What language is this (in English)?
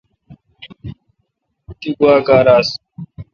Kalkoti